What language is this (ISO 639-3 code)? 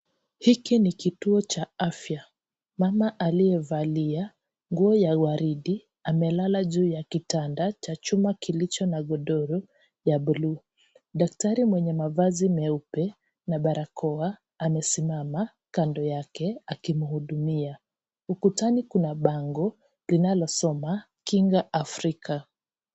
swa